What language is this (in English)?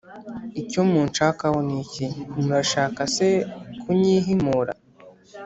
Kinyarwanda